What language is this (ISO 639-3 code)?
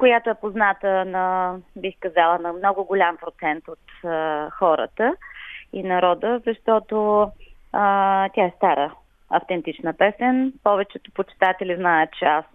bul